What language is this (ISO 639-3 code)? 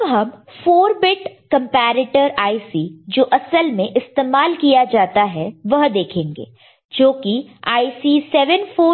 hin